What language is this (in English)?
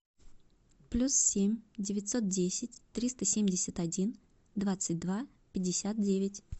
Russian